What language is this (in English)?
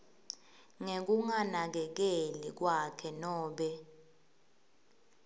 Swati